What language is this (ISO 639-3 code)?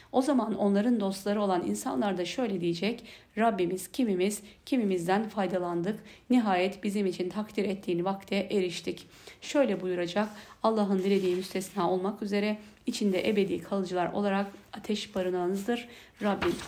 tur